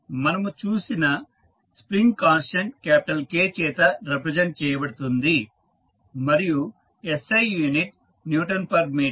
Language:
Telugu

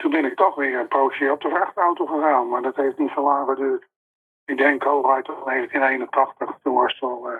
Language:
Dutch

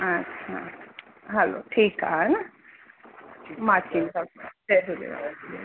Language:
Sindhi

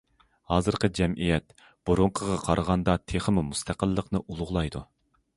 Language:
Uyghur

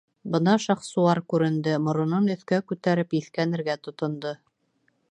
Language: Bashkir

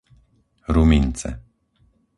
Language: Slovak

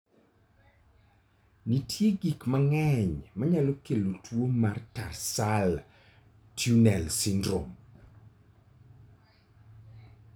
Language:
Luo (Kenya and Tanzania)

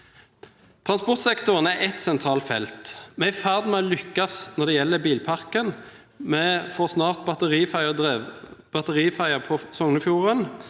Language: Norwegian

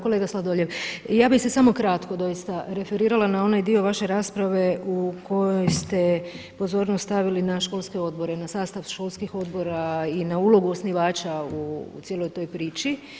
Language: Croatian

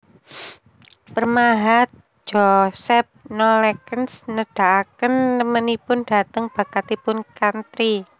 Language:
Javanese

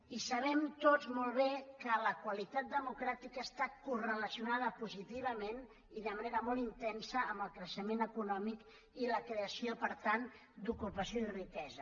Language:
Catalan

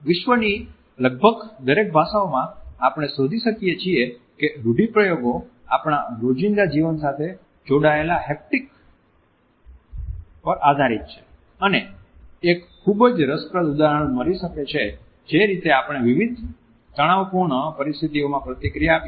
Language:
Gujarati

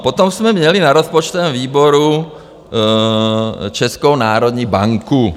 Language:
Czech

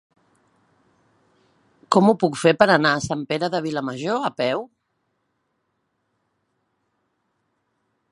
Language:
Catalan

